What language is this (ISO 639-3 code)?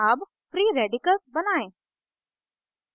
hin